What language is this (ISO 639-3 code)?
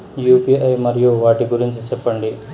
tel